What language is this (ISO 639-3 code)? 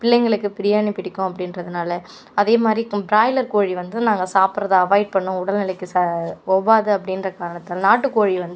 tam